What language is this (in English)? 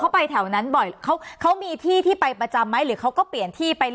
Thai